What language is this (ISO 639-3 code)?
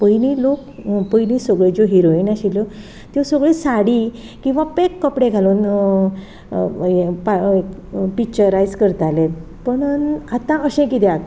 kok